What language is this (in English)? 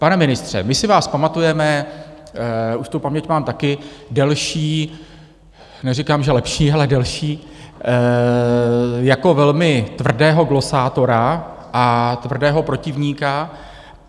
Czech